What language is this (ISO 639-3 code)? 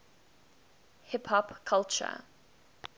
eng